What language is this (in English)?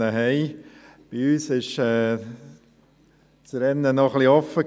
Swiss German